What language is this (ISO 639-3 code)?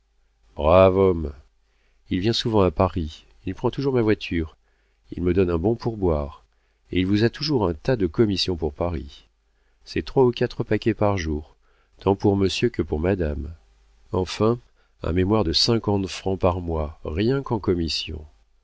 fra